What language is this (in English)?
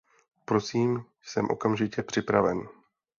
Czech